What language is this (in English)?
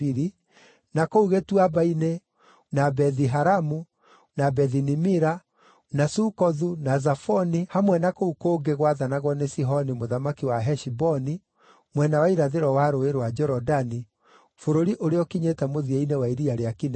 Kikuyu